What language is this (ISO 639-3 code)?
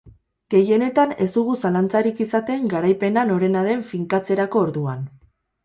eus